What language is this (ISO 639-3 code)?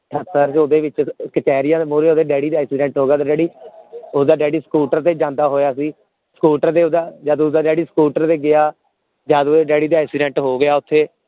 pan